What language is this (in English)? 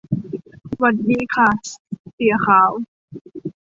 Thai